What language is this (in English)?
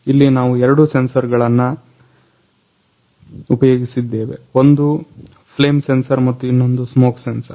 Kannada